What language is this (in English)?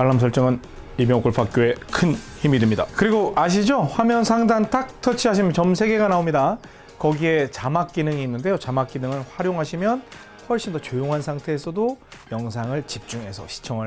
Korean